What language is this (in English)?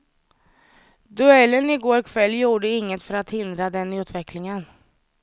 Swedish